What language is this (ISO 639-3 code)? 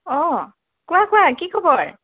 asm